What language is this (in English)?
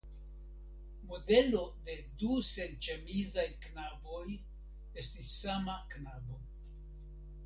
Esperanto